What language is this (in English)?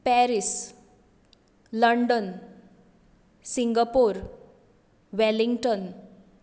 Konkani